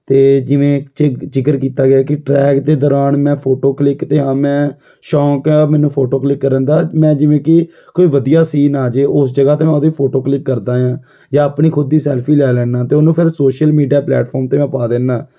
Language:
Punjabi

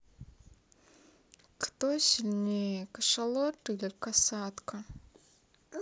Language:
Russian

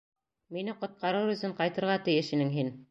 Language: Bashkir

